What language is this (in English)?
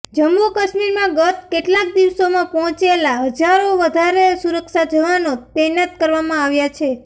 Gujarati